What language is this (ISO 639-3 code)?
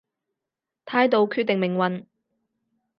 yue